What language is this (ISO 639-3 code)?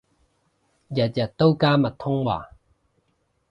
yue